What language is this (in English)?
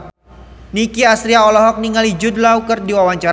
Sundanese